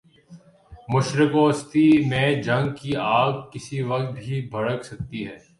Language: Urdu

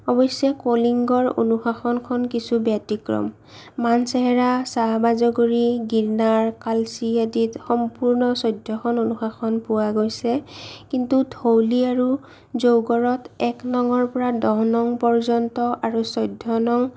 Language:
Assamese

